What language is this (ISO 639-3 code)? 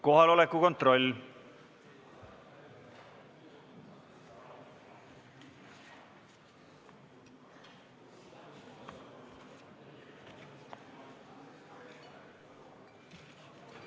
est